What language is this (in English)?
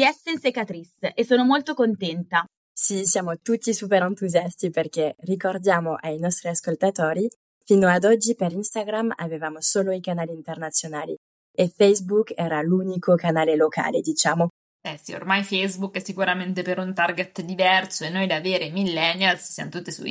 Italian